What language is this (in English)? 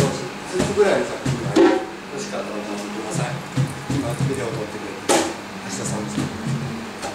Japanese